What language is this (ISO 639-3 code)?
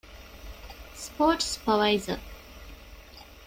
div